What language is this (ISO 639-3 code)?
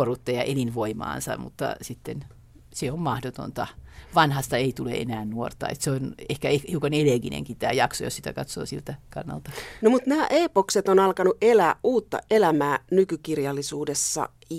fin